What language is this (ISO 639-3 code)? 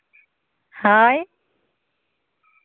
sat